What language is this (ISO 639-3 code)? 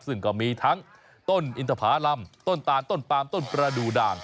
tha